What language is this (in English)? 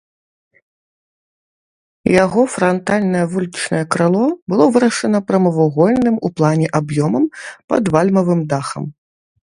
Belarusian